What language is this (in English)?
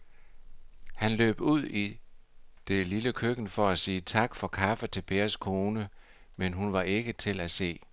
Danish